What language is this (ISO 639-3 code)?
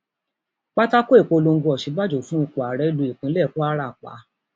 yor